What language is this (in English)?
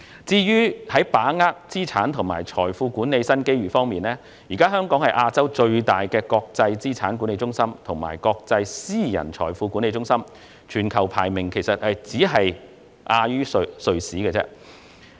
Cantonese